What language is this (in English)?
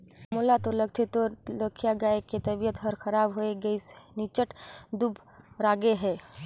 Chhattisgarhi